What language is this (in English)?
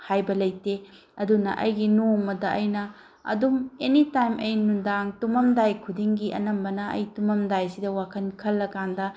Manipuri